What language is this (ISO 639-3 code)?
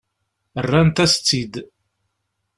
kab